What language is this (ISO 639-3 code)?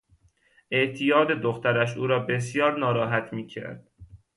fas